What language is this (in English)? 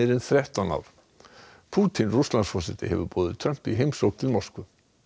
Icelandic